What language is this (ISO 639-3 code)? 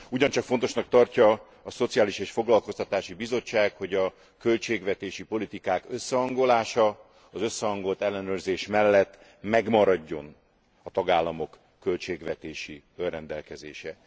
hun